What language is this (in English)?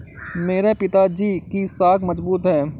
Hindi